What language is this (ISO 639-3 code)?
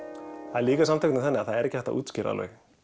isl